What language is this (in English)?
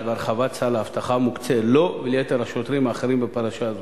Hebrew